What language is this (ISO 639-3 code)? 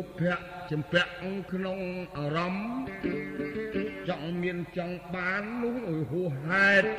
tha